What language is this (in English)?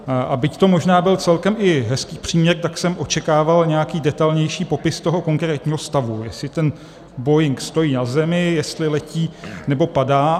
Czech